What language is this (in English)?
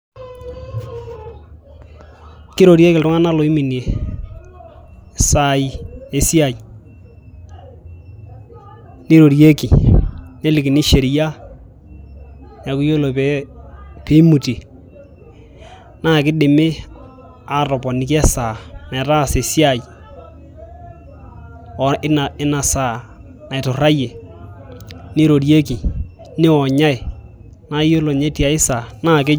Masai